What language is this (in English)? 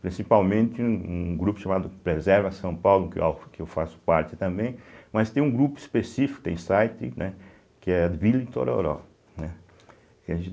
Portuguese